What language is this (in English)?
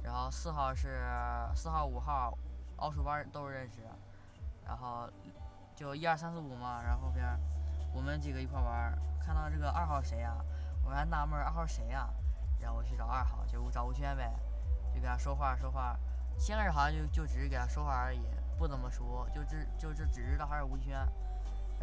Chinese